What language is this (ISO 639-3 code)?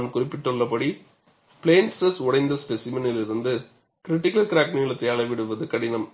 tam